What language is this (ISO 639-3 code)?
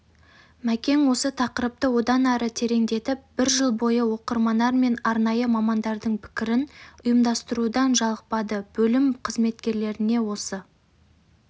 kaz